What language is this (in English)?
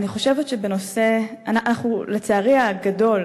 Hebrew